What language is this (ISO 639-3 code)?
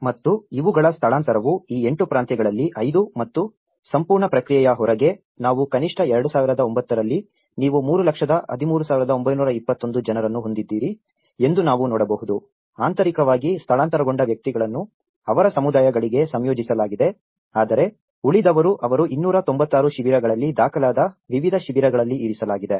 kan